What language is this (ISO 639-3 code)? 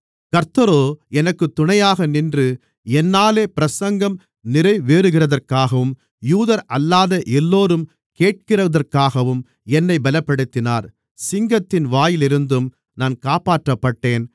tam